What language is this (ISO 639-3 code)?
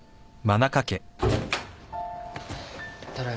jpn